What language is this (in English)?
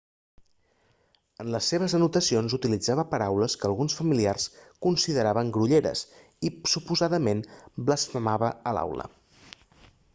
Catalan